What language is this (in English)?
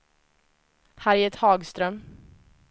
Swedish